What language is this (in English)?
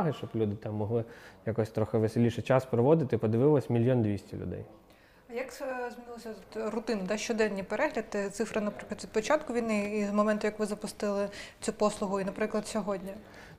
Ukrainian